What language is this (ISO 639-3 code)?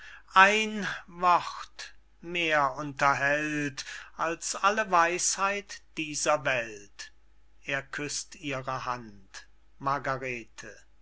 deu